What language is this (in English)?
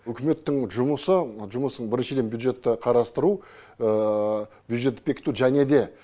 Kazakh